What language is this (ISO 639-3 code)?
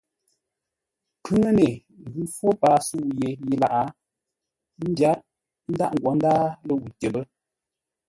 nla